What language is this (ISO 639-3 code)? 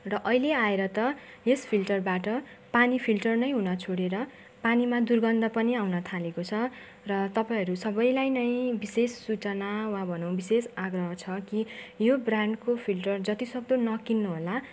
nep